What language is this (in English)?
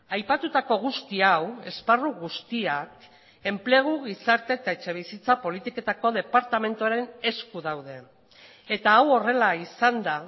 Basque